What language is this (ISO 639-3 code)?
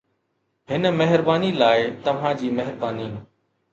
snd